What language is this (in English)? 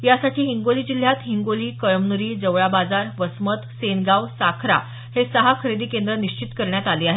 Marathi